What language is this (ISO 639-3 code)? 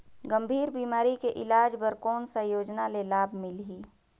hne